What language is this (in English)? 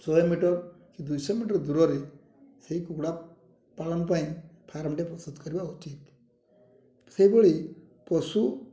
Odia